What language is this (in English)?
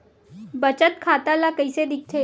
Chhattisgarhi